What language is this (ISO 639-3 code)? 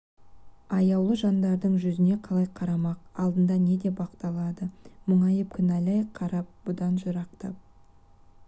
kaz